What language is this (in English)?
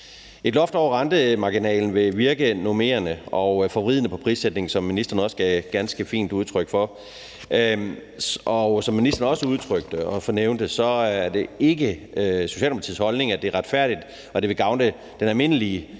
Danish